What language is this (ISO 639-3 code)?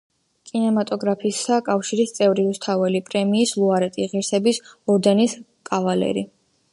kat